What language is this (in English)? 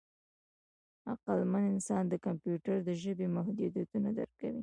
Pashto